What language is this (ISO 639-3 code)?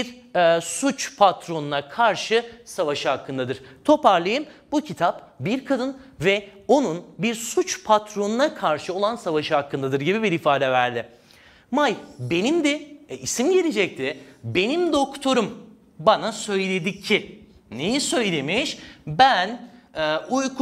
tur